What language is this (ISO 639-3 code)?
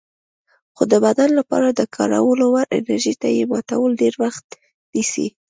pus